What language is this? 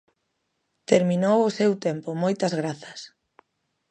Galician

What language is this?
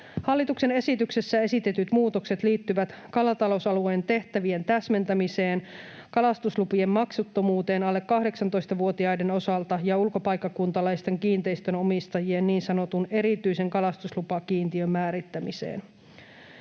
Finnish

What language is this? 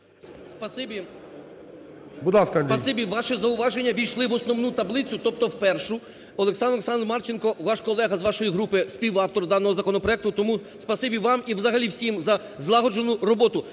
Ukrainian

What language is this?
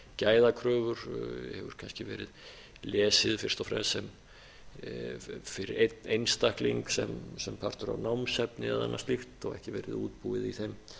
Icelandic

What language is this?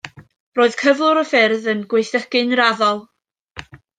Welsh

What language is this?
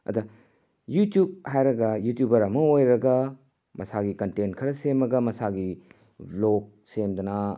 Manipuri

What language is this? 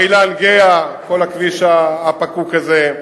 Hebrew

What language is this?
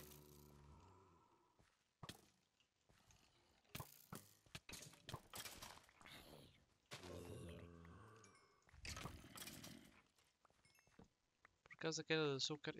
Portuguese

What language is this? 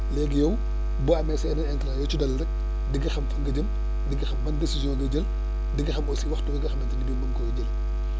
Wolof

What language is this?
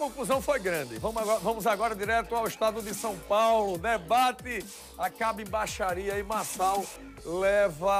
Portuguese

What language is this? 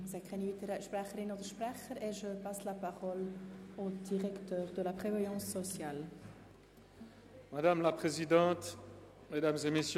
Swiss German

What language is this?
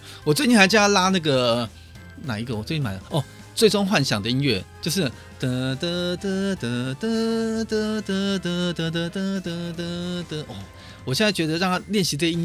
Chinese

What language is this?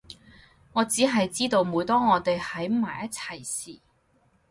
Cantonese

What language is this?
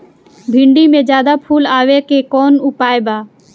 Bhojpuri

